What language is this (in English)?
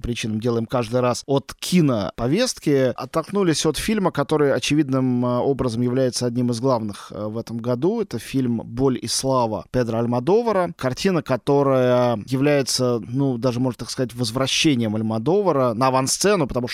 Russian